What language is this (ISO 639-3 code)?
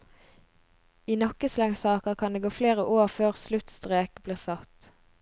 nor